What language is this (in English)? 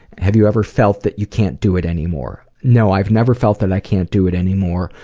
English